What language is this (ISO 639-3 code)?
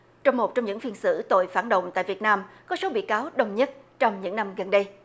vie